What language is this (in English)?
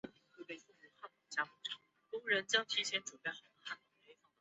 Chinese